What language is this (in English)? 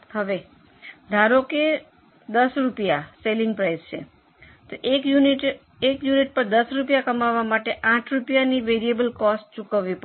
Gujarati